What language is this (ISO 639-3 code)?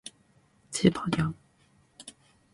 jpn